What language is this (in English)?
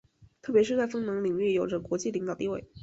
Chinese